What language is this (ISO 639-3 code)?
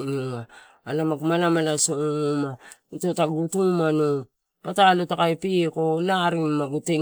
ttu